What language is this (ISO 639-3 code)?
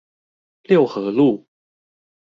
zho